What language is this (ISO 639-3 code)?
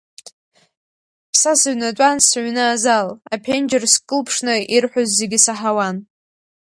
abk